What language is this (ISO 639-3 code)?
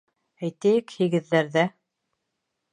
bak